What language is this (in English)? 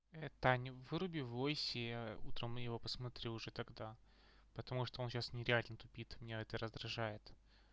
Russian